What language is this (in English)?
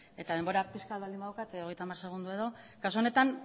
Basque